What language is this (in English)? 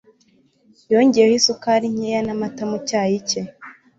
Kinyarwanda